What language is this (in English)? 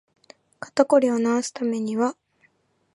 Japanese